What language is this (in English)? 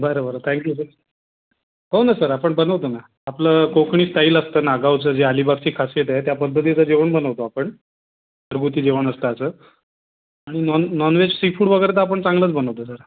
Marathi